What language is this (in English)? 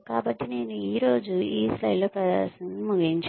Telugu